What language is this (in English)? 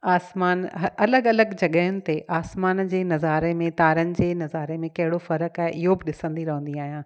Sindhi